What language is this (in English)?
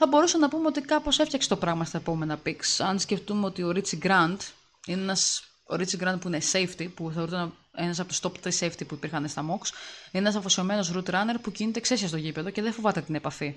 Greek